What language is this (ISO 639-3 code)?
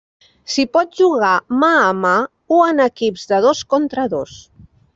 cat